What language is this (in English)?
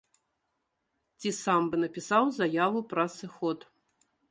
Belarusian